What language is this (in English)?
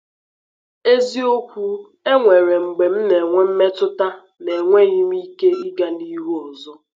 Igbo